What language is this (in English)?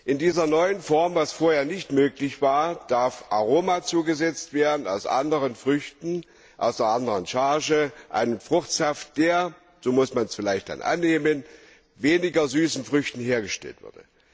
German